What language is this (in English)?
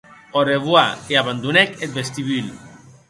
Occitan